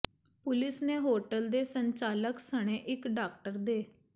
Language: Punjabi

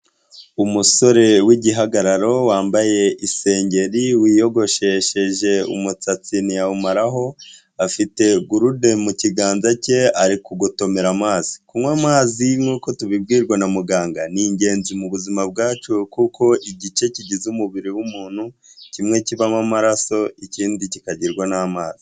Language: Kinyarwanda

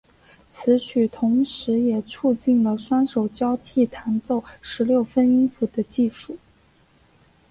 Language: Chinese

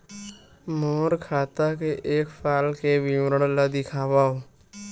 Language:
Chhattisgarhi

